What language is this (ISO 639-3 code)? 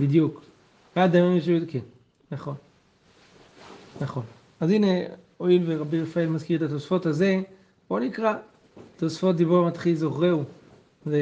heb